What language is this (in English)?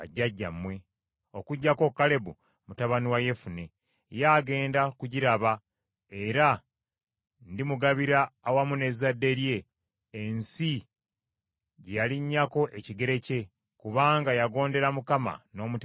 Ganda